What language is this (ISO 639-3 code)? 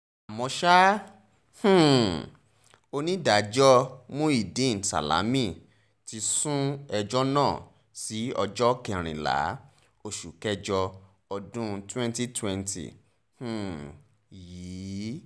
yor